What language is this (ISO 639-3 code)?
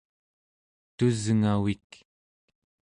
esu